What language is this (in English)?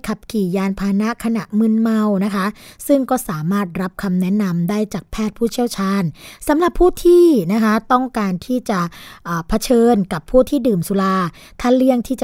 Thai